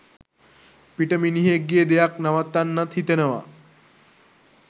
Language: Sinhala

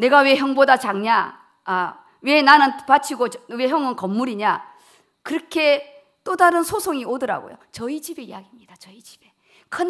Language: Korean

